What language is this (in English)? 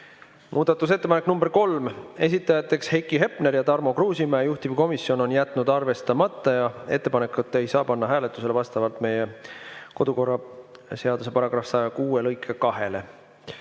Estonian